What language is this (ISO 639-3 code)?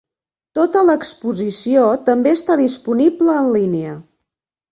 cat